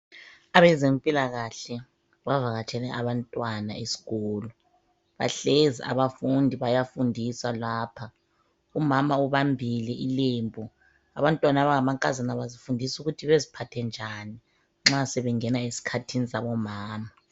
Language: North Ndebele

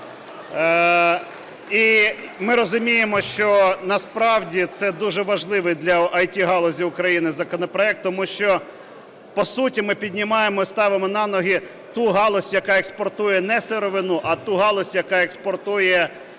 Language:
Ukrainian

